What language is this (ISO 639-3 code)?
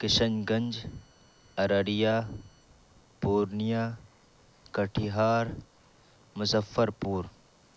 urd